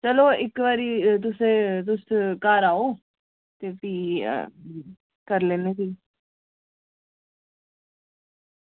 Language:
Dogri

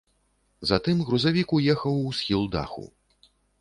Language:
Belarusian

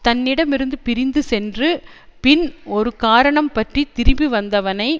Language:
Tamil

